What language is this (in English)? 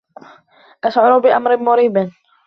Arabic